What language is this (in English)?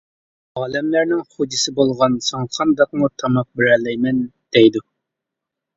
Uyghur